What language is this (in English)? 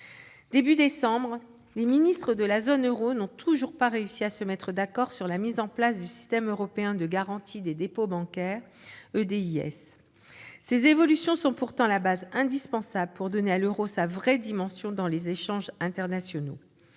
French